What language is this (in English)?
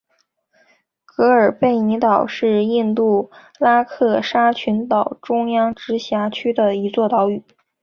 Chinese